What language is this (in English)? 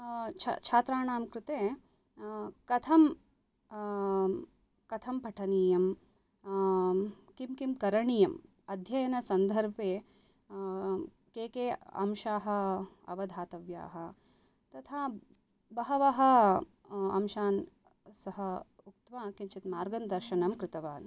Sanskrit